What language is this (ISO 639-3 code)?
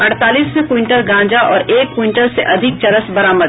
hin